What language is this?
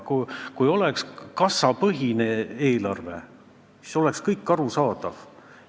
Estonian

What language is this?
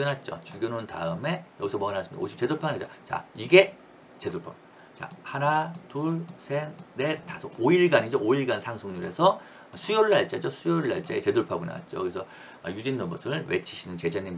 Korean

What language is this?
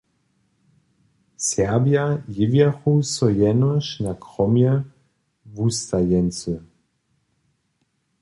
Upper Sorbian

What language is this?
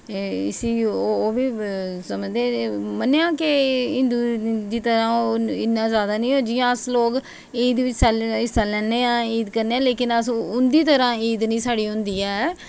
Dogri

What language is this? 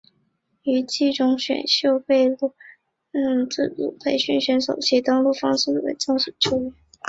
Chinese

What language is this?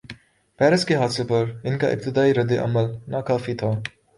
Urdu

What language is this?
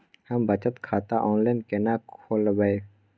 Maithili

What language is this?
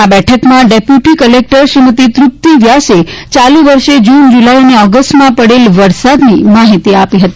Gujarati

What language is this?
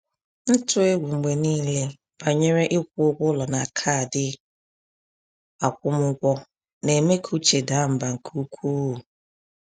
Igbo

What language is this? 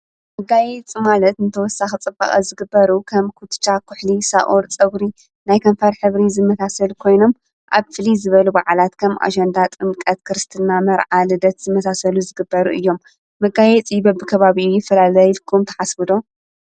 Tigrinya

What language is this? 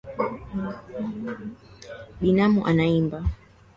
Swahili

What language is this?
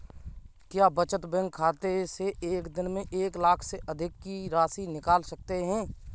Hindi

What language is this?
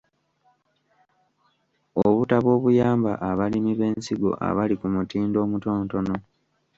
Ganda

